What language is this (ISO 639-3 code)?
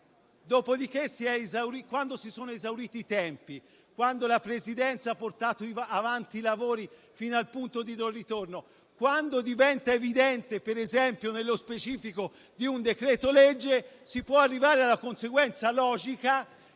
ita